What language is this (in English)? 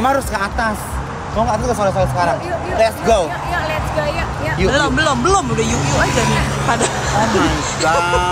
Indonesian